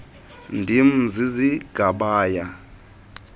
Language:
Xhosa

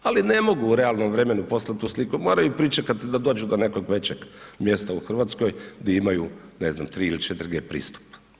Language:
Croatian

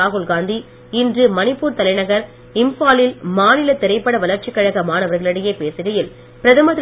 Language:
Tamil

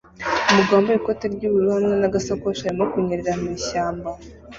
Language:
Kinyarwanda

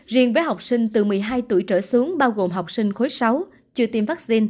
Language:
Vietnamese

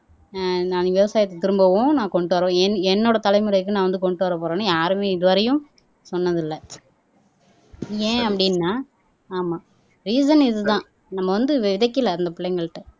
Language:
Tamil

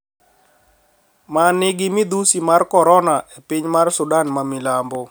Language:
Luo (Kenya and Tanzania)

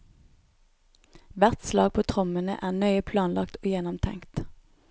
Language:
Norwegian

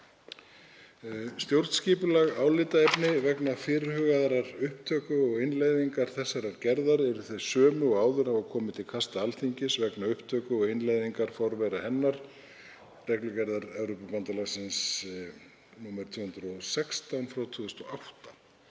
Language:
Icelandic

